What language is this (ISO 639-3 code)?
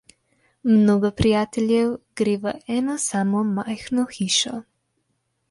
slv